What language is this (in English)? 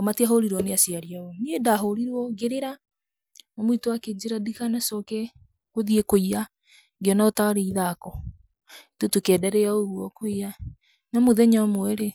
Kikuyu